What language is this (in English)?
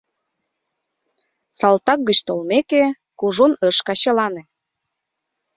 Mari